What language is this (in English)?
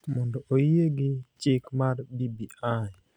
Luo (Kenya and Tanzania)